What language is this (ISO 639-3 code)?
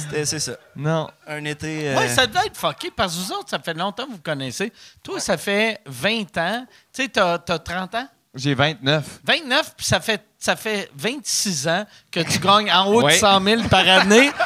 fra